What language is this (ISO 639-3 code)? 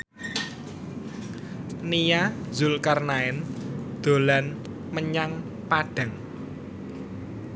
jav